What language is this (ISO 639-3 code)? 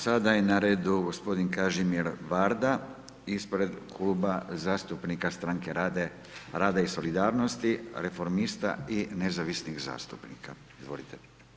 hrv